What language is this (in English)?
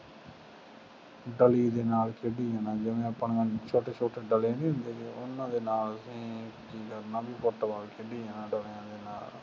Punjabi